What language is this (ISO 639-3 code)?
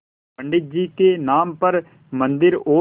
hin